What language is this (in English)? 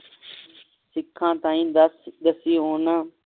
Punjabi